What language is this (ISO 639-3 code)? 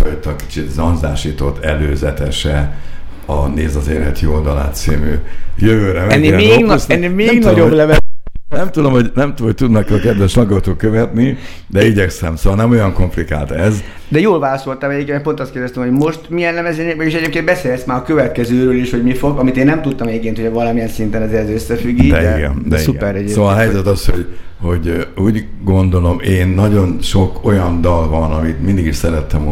hun